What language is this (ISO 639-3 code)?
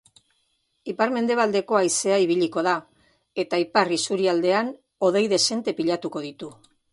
eus